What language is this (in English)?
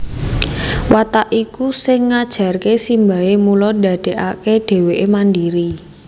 Javanese